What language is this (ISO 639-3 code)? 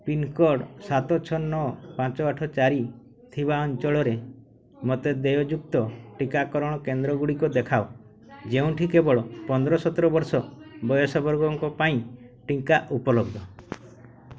ori